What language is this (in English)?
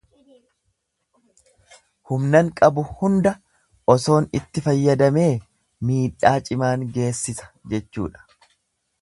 Oromo